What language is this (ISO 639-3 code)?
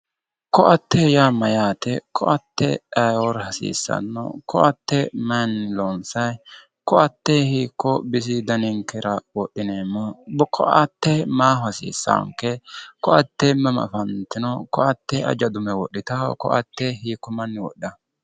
sid